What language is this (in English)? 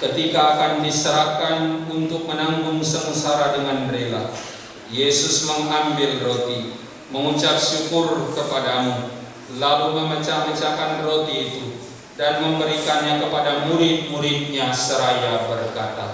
Indonesian